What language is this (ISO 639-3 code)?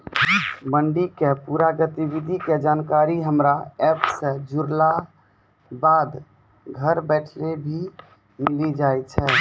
mai